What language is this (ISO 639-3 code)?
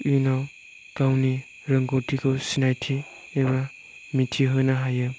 brx